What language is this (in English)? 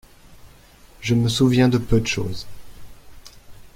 French